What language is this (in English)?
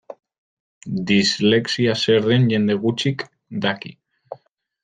Basque